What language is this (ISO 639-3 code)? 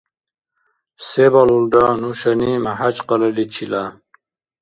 dar